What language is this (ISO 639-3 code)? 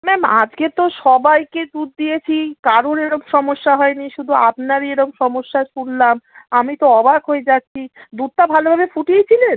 ben